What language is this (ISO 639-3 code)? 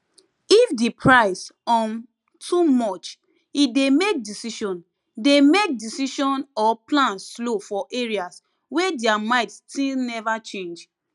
pcm